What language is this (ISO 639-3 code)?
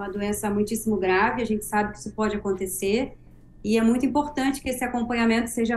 por